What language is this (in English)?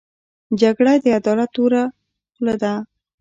Pashto